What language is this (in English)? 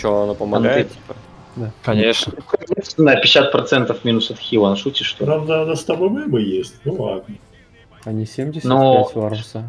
Russian